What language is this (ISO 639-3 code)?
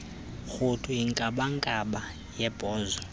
xho